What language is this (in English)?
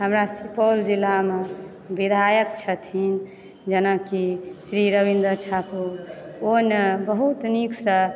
Maithili